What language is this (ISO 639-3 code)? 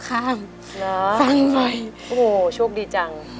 tha